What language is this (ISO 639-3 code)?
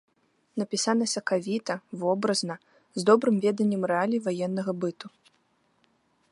bel